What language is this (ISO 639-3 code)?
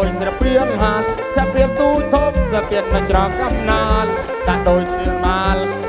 tha